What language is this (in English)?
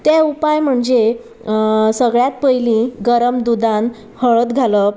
Konkani